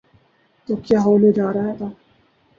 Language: Urdu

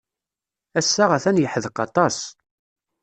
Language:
Kabyle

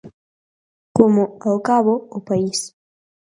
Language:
Galician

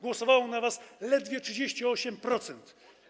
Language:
Polish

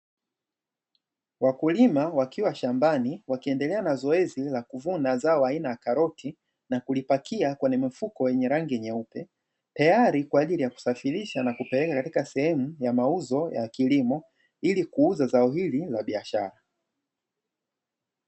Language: Swahili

